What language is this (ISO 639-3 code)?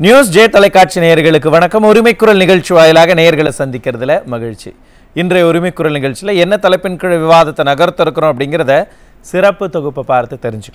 kor